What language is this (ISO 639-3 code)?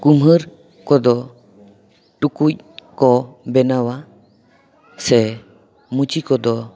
sat